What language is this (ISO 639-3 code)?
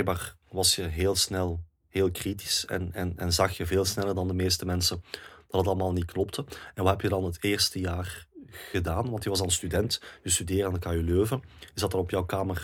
nld